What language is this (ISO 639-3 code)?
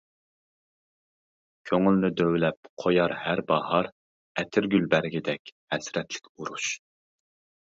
uig